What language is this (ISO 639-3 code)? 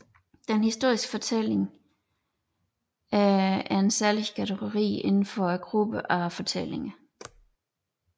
dan